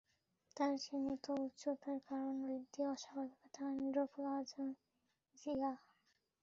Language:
Bangla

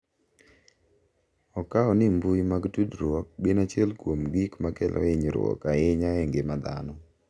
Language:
Luo (Kenya and Tanzania)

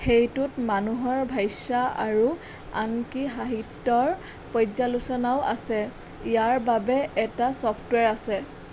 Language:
Assamese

